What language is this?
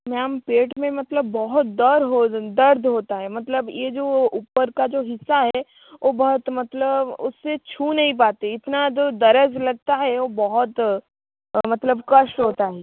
Hindi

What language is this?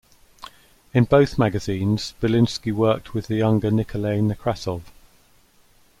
English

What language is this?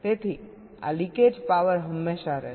Gujarati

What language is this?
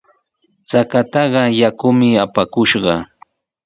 Sihuas Ancash Quechua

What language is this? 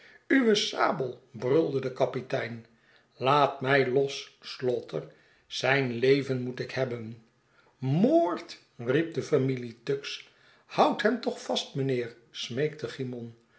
Dutch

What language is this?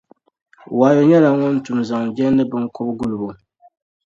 Dagbani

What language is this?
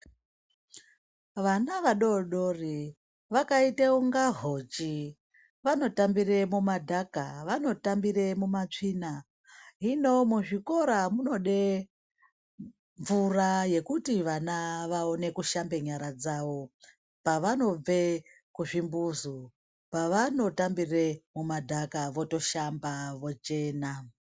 Ndau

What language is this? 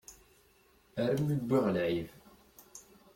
Kabyle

